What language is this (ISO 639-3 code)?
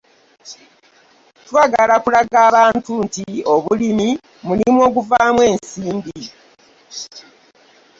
lug